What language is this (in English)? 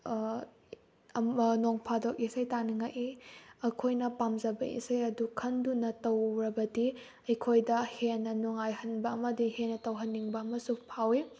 Manipuri